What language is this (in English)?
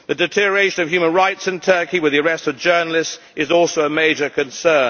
English